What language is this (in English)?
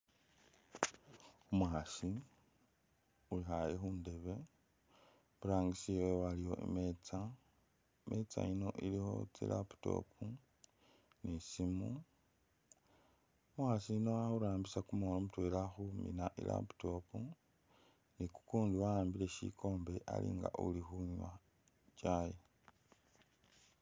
Masaaba